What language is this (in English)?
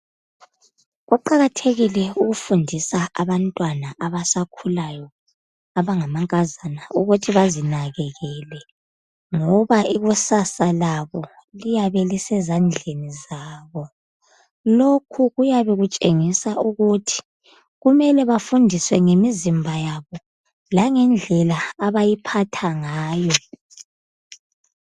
North Ndebele